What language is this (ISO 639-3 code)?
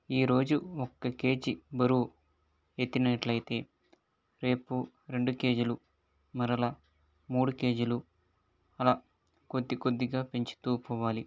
tel